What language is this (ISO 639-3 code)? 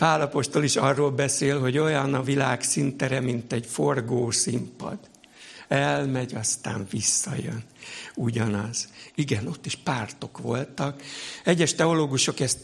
hun